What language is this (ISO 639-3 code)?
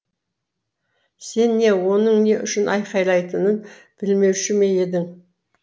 kaz